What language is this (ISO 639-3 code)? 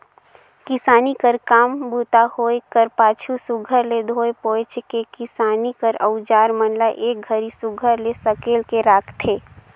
hne